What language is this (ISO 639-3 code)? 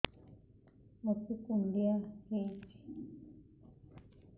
ori